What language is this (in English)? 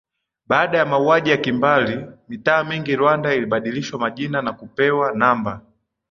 Swahili